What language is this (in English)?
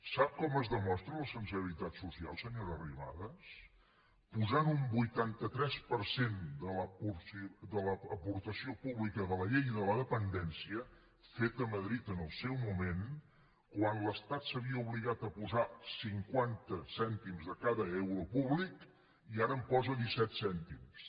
Catalan